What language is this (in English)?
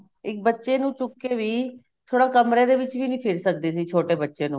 Punjabi